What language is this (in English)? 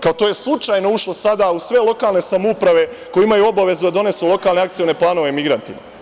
Serbian